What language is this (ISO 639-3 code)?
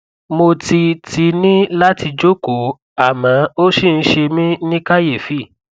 yor